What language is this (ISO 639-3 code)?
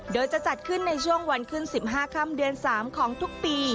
tha